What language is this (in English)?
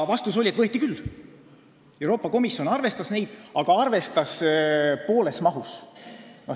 Estonian